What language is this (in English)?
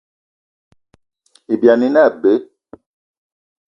Eton (Cameroon)